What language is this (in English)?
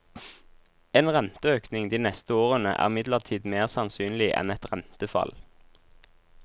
Norwegian